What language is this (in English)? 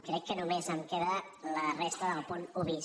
Catalan